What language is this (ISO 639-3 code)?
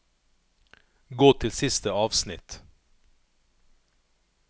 nor